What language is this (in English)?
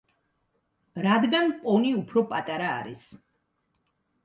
Georgian